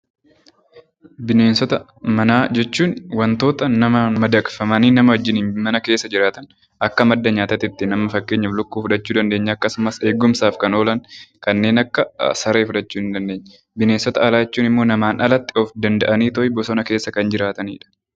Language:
Oromo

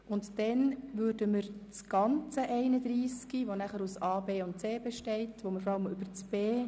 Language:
Swiss German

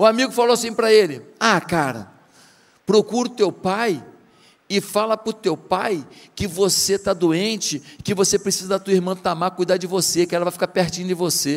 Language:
Portuguese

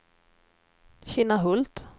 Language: Swedish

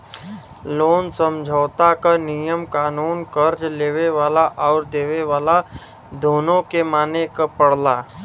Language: Bhojpuri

